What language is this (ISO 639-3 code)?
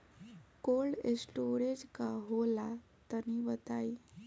bho